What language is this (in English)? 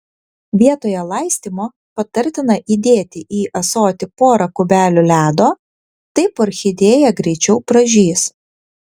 Lithuanian